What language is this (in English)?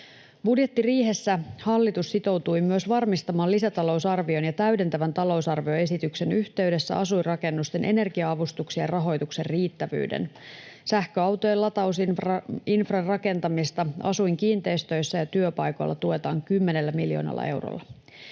Finnish